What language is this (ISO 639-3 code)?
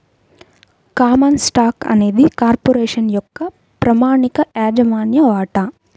tel